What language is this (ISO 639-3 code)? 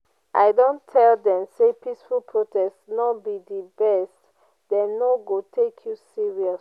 pcm